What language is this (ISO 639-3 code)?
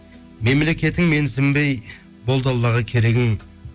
kaz